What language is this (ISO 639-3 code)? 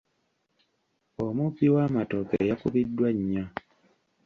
lug